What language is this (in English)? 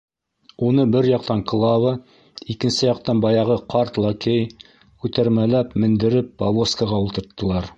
Bashkir